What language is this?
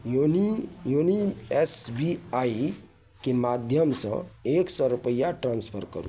Maithili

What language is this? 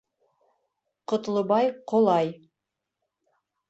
Bashkir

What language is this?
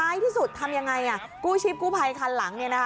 Thai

